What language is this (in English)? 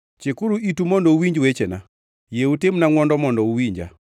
Luo (Kenya and Tanzania)